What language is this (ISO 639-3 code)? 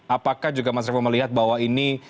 ind